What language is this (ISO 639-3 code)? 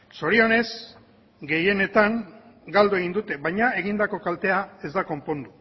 eus